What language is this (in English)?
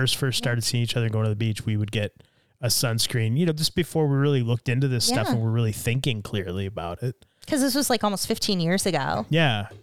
English